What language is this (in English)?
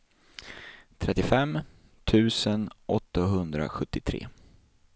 Swedish